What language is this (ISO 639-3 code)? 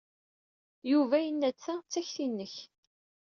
kab